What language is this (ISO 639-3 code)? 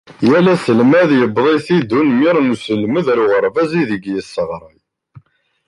kab